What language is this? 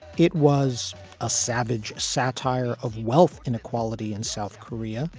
English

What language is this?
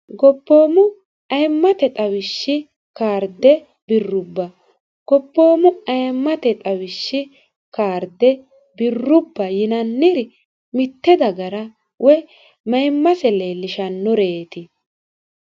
Sidamo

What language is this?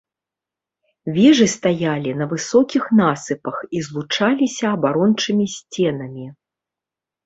Belarusian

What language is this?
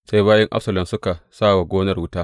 Hausa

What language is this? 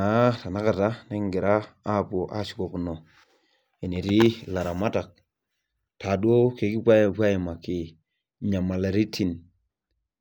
Masai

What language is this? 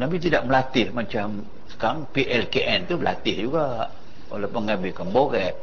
Malay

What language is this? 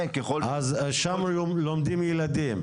Hebrew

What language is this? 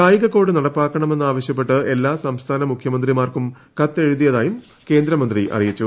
Malayalam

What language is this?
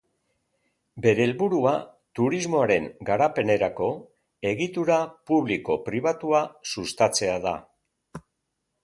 Basque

